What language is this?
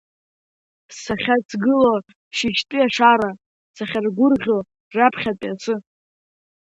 Abkhazian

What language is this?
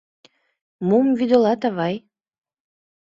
Mari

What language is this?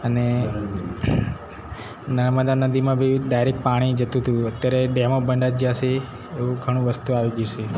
Gujarati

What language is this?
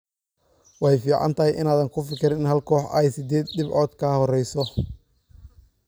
Somali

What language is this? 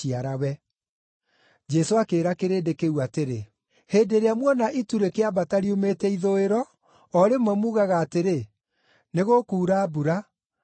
Kikuyu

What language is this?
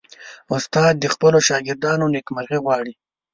Pashto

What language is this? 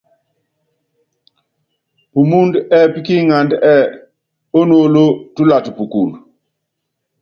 Yangben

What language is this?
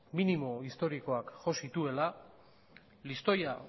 Basque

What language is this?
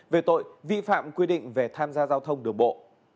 Vietnamese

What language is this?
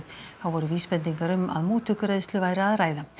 Icelandic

